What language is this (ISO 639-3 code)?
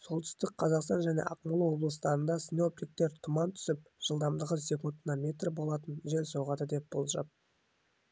kaz